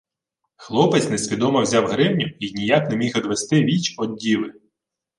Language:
Ukrainian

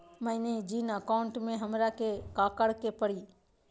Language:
Magahi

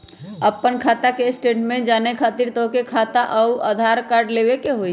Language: Magahi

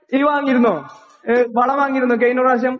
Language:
Malayalam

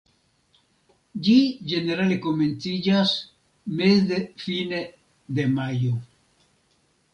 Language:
Esperanto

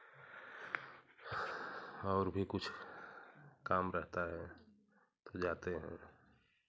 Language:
Hindi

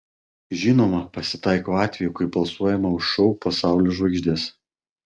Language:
Lithuanian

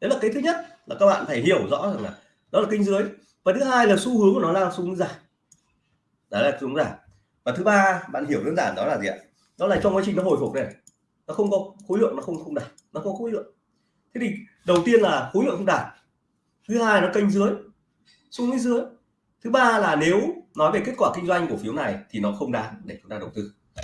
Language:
Vietnamese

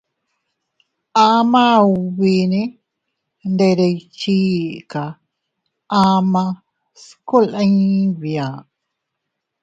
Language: Teutila Cuicatec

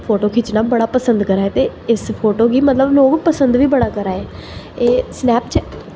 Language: Dogri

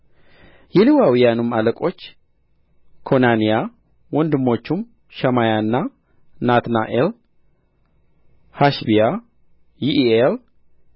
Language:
Amharic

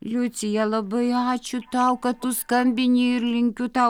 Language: Lithuanian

